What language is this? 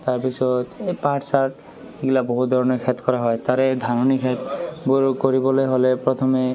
Assamese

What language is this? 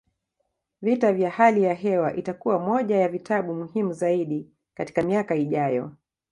Swahili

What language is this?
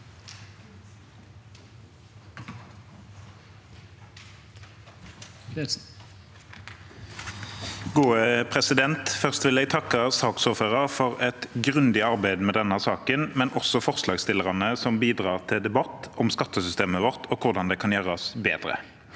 Norwegian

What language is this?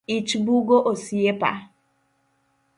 Luo (Kenya and Tanzania)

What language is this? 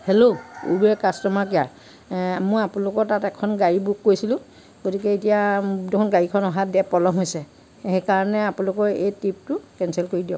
Assamese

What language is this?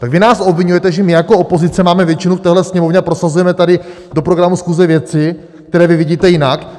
Czech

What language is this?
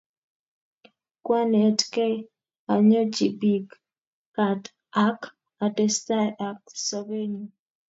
Kalenjin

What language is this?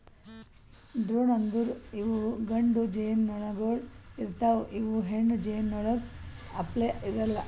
Kannada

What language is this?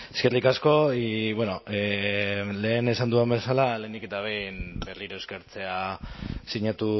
Basque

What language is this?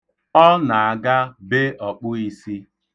Igbo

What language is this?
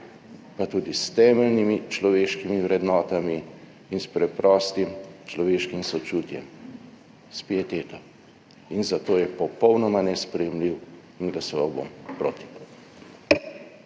Slovenian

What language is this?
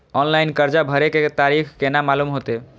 Maithili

